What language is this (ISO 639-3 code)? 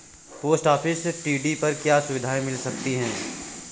hin